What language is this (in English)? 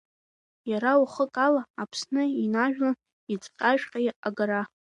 Abkhazian